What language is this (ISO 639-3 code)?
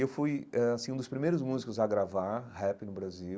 por